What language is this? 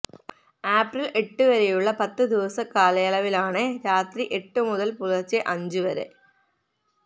Malayalam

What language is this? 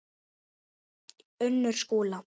Icelandic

